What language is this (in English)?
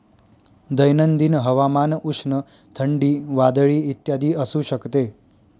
Marathi